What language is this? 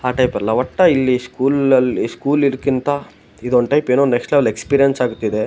Kannada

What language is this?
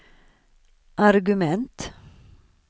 Swedish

